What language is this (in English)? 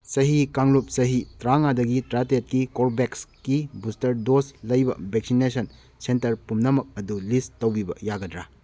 Manipuri